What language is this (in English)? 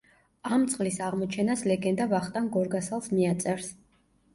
Georgian